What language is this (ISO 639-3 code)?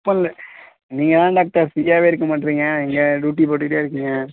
tam